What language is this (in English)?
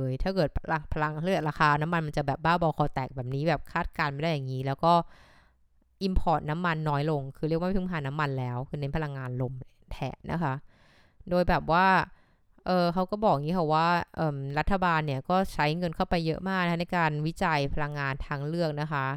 Thai